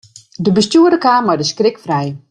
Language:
Western Frisian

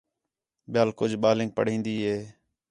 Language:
Khetrani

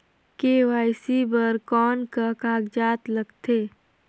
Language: Chhattisgarhi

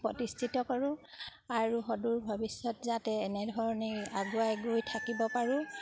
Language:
Assamese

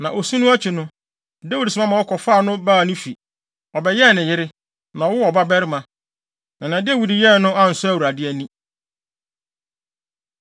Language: Akan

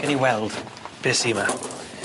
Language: Welsh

